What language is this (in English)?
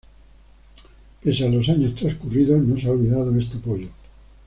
Spanish